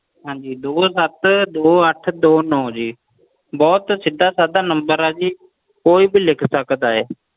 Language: Punjabi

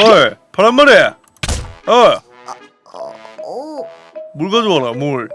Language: Korean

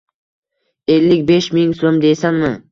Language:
Uzbek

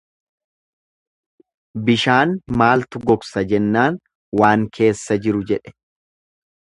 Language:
Oromo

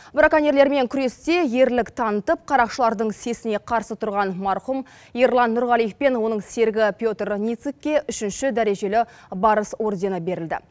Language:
Kazakh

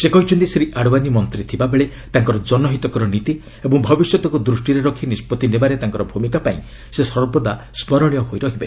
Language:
Odia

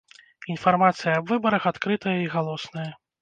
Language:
Belarusian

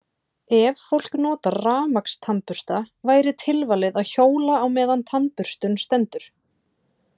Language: Icelandic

